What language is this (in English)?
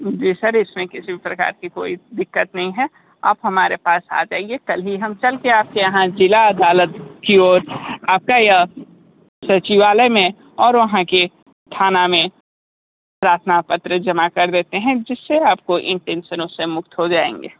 Hindi